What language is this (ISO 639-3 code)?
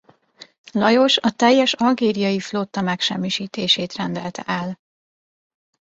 hun